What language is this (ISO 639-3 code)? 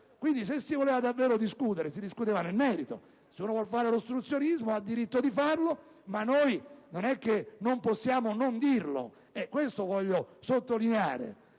ita